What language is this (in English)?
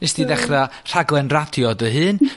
Welsh